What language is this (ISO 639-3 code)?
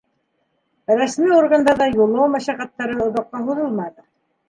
bak